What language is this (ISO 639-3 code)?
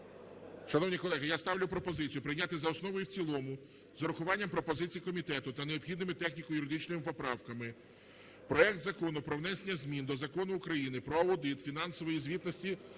ukr